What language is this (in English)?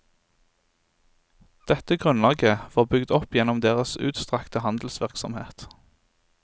Norwegian